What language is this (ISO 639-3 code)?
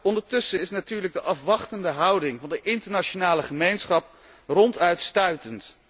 nld